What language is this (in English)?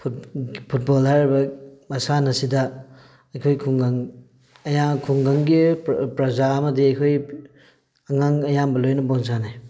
Manipuri